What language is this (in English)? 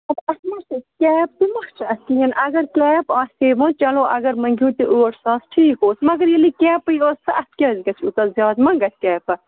Kashmiri